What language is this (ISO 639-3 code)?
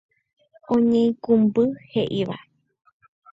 grn